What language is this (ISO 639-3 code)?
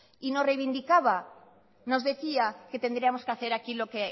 spa